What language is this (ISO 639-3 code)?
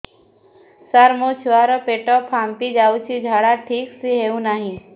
ori